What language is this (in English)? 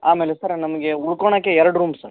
Kannada